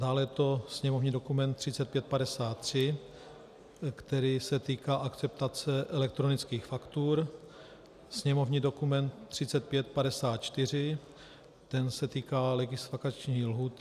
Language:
Czech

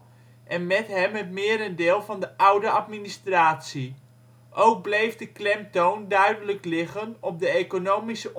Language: Dutch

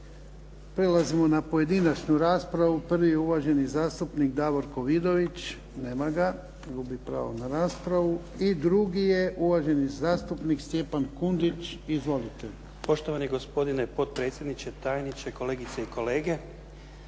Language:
Croatian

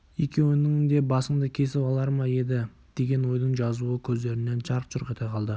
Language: Kazakh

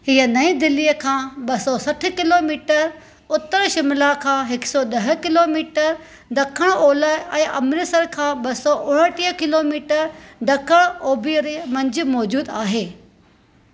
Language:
Sindhi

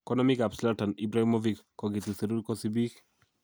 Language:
Kalenjin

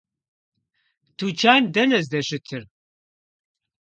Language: Kabardian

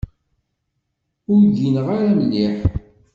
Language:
Kabyle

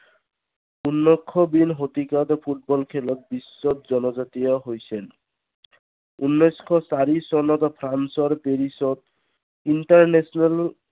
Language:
Assamese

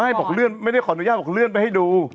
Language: Thai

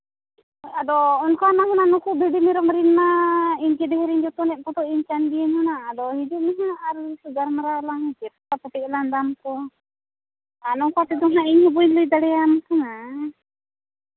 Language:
Santali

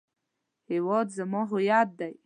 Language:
Pashto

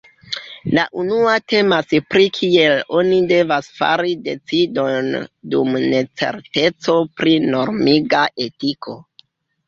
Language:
Esperanto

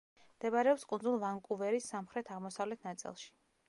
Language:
Georgian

